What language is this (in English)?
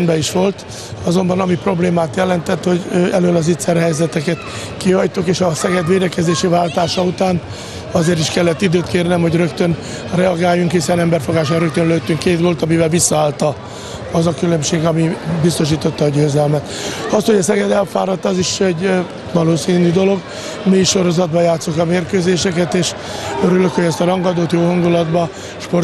Hungarian